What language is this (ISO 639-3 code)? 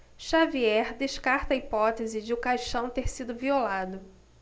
por